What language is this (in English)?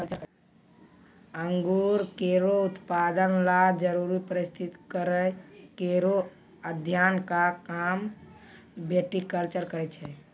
Maithili